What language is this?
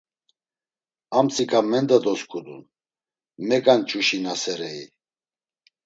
Laz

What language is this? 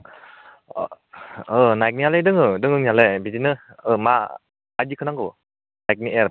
Bodo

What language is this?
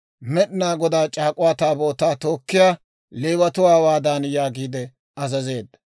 Dawro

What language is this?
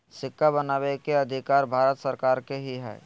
Magahi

